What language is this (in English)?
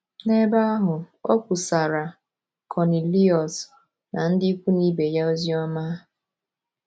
Igbo